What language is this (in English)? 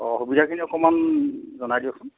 Assamese